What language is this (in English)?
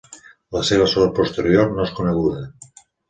Catalan